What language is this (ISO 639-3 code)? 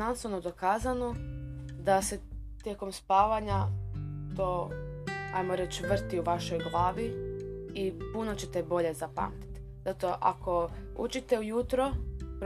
hrv